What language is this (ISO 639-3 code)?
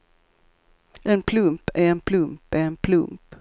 swe